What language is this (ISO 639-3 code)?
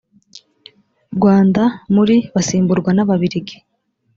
kin